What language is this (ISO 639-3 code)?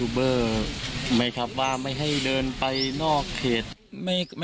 tha